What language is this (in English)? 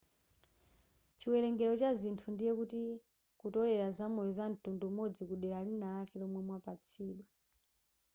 Nyanja